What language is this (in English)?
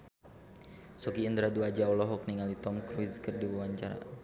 Sundanese